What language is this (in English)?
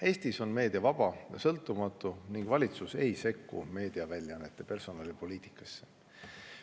Estonian